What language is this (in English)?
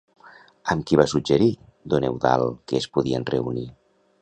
Catalan